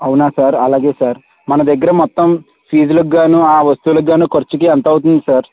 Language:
Telugu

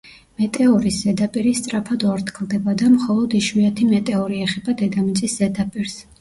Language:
Georgian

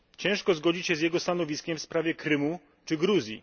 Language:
Polish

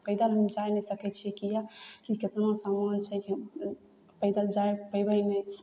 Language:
Maithili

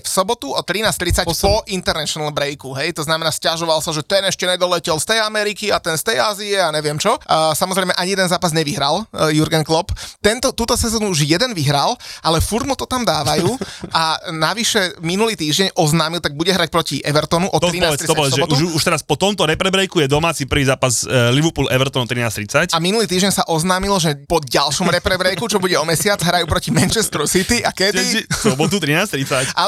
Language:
Slovak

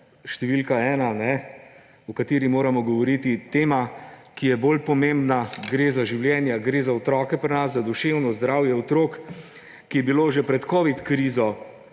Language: Slovenian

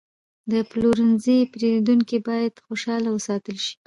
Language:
Pashto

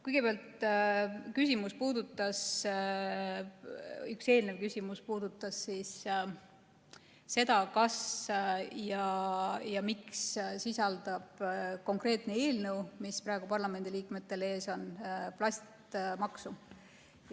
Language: Estonian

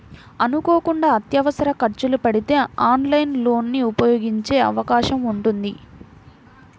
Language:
Telugu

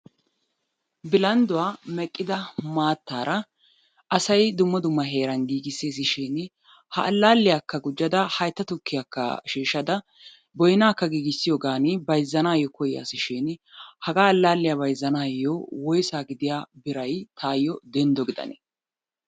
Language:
Wolaytta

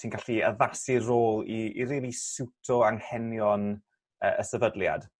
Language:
Welsh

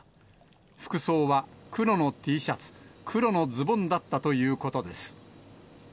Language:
Japanese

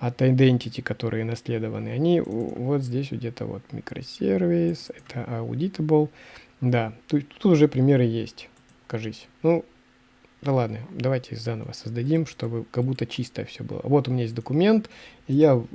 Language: Russian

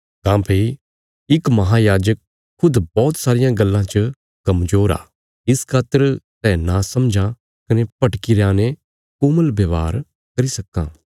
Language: Bilaspuri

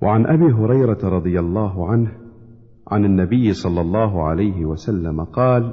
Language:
Arabic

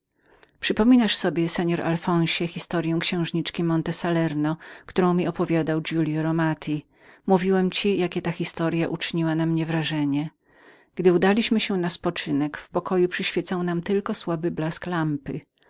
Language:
Polish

